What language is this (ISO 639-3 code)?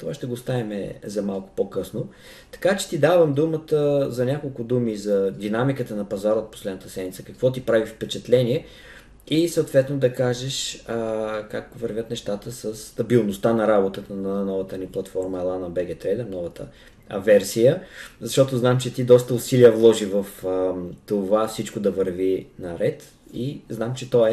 bul